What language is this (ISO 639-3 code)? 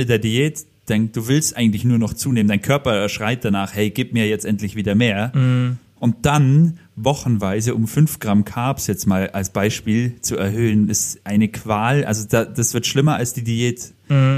deu